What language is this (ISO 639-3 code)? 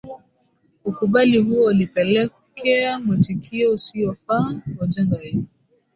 swa